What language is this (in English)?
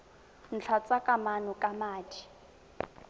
Tswana